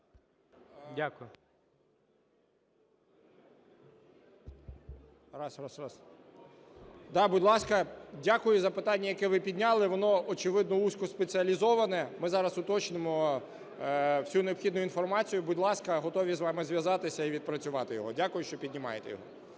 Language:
Ukrainian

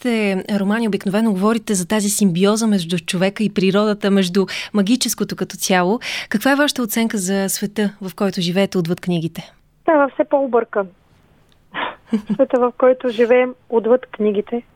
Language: Bulgarian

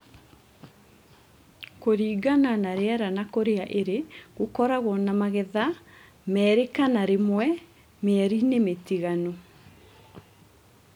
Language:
Kikuyu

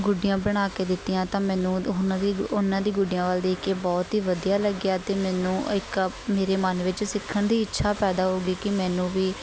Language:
Punjabi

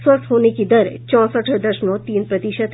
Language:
Hindi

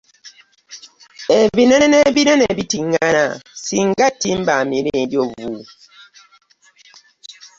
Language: Ganda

